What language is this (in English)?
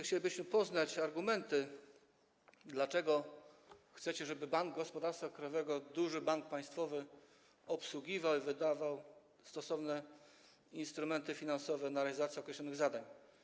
Polish